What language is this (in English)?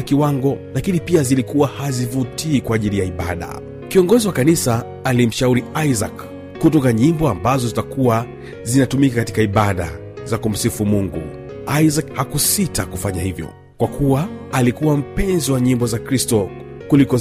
Swahili